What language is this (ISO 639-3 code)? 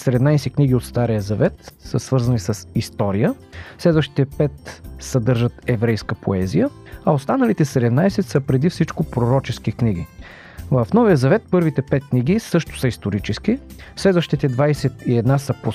bul